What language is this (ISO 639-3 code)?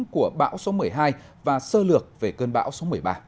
vie